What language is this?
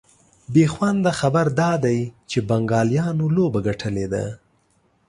Pashto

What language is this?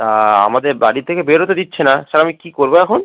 Bangla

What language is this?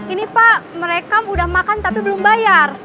Indonesian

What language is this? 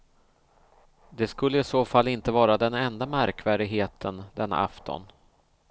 Swedish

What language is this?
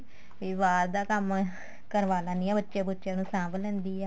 Punjabi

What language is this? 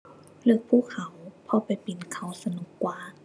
Thai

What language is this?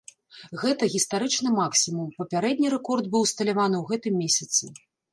Belarusian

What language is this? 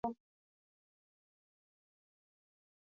Swahili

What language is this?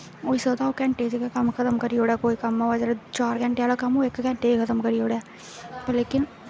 Dogri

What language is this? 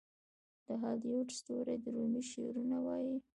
Pashto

